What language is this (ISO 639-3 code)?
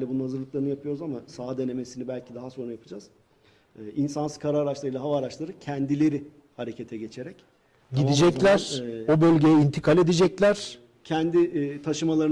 tur